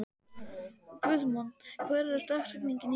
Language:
Icelandic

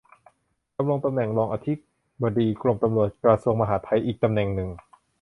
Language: Thai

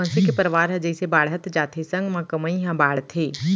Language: Chhattisgarhi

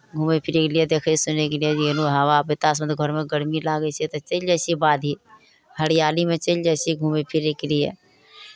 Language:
Maithili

